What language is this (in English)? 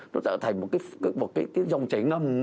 Vietnamese